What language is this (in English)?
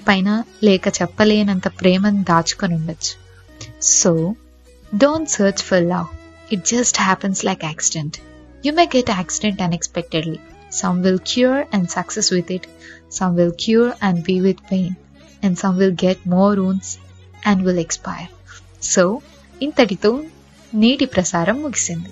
Telugu